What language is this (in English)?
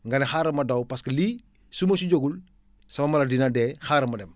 Wolof